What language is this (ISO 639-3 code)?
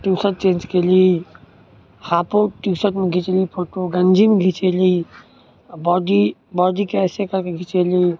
mai